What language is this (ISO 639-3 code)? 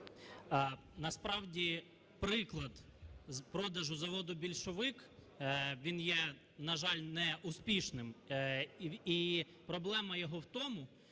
ukr